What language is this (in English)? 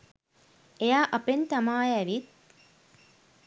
Sinhala